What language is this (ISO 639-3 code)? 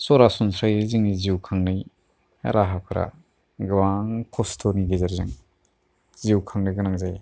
brx